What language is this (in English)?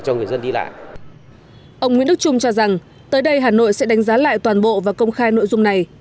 Vietnamese